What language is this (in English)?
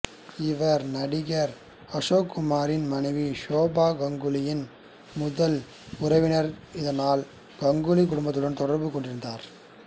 Tamil